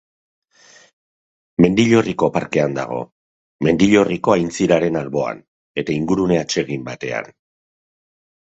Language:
Basque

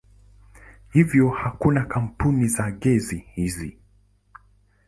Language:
Swahili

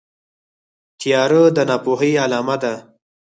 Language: Pashto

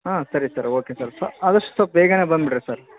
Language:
Kannada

